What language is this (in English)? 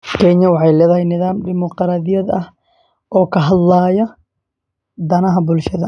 Somali